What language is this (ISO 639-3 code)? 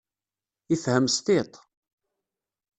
kab